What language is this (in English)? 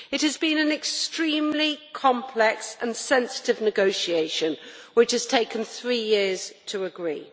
English